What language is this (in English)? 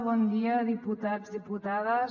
Catalan